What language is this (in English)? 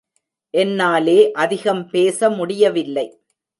Tamil